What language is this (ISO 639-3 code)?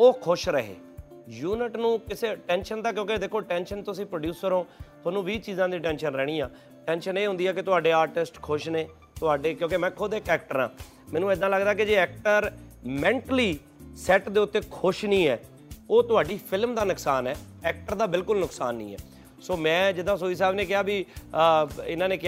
pan